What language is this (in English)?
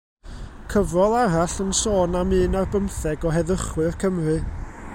Welsh